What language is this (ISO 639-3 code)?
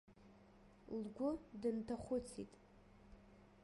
abk